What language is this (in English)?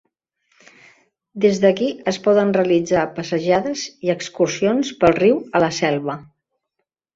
Catalan